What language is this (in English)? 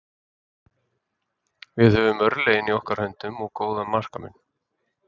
Icelandic